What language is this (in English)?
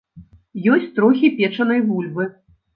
Belarusian